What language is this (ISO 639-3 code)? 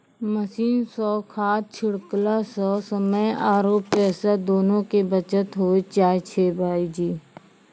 mai